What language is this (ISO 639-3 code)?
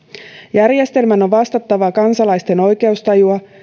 fin